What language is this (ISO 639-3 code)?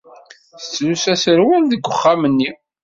kab